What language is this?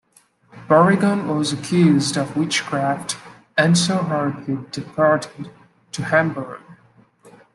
English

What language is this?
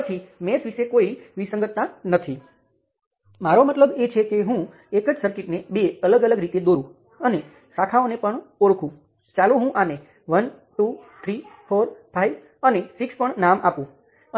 Gujarati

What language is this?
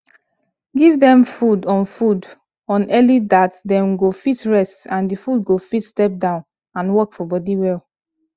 Nigerian Pidgin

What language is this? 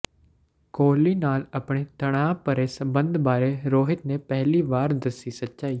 Punjabi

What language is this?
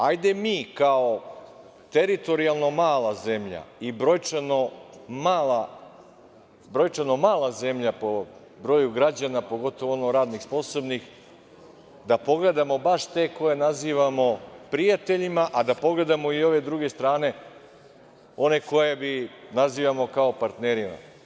Serbian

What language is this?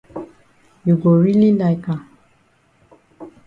Cameroon Pidgin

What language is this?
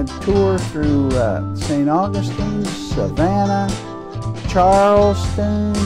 English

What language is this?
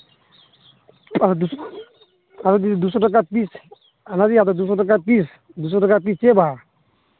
Santali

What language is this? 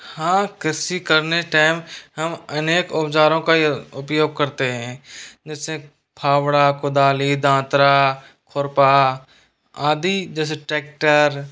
Hindi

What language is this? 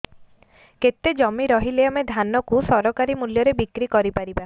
Odia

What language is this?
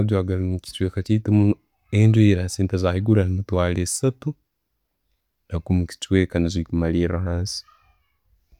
Tooro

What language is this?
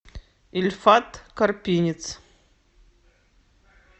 Russian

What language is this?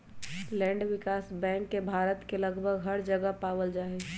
Magahi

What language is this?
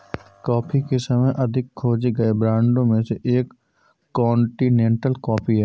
Hindi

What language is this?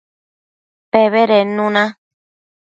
Matsés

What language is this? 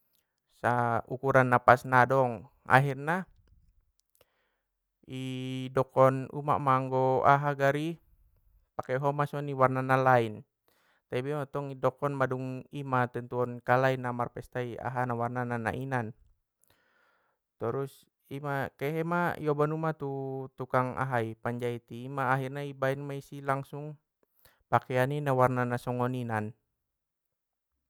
Batak Mandailing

